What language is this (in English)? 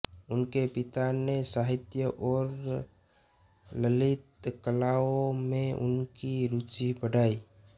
Hindi